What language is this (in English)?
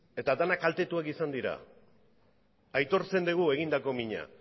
Basque